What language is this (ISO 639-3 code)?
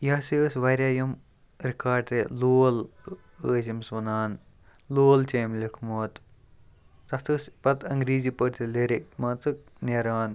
kas